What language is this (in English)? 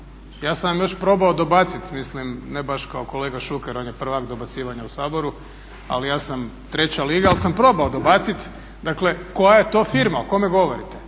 Croatian